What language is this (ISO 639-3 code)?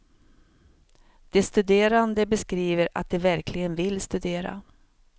swe